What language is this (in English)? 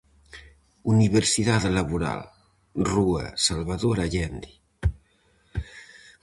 Galician